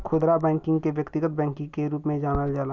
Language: Bhojpuri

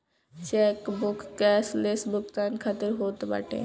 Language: Bhojpuri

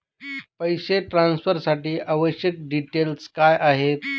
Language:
Marathi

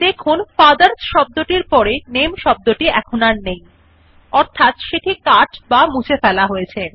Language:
Bangla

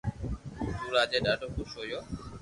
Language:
Loarki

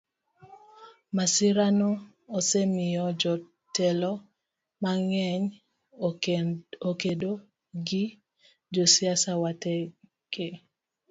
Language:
Luo (Kenya and Tanzania)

